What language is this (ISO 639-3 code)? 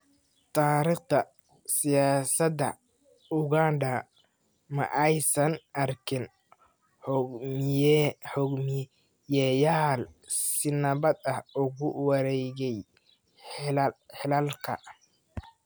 som